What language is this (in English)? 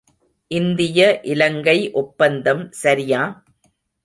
Tamil